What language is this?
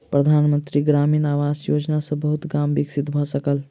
Maithili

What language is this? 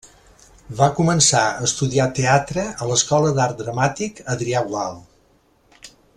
Catalan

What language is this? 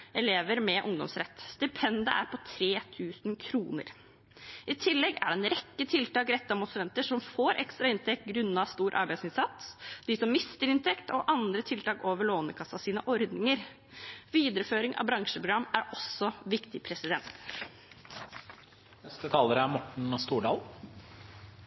Norwegian Bokmål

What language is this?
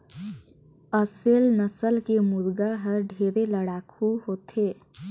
Chhattisgarhi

